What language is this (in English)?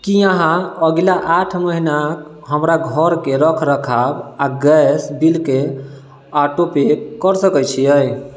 Maithili